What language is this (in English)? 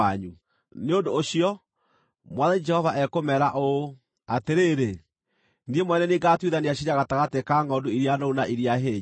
Kikuyu